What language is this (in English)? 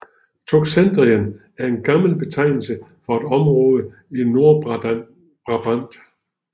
Danish